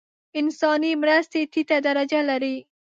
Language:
Pashto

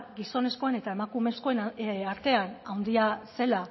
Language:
Basque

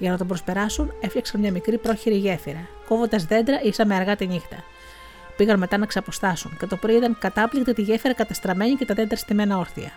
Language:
Greek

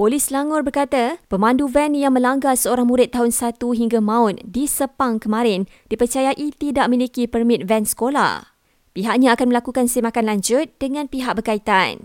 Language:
Malay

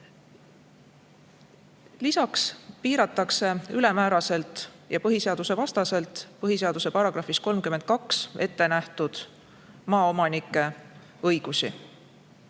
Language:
Estonian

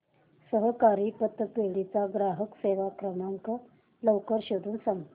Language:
Marathi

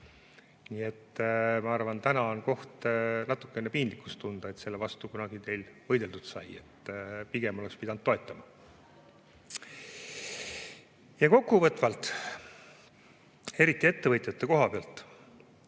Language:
Estonian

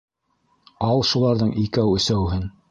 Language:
Bashkir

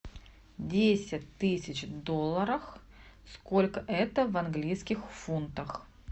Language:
Russian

